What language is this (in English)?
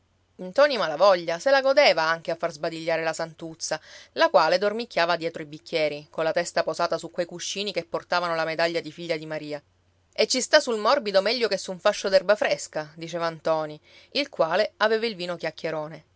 Italian